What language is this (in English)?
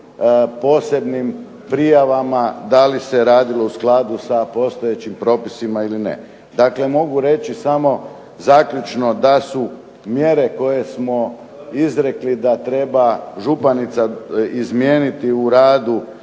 Croatian